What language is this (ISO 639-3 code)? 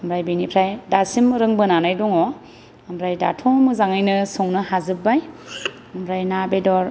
brx